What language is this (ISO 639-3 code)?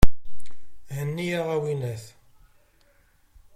kab